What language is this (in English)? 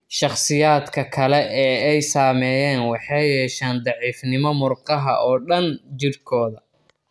Somali